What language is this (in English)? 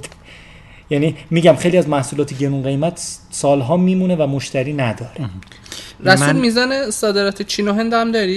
Persian